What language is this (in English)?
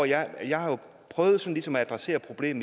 Danish